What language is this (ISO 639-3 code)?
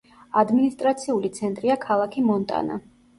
kat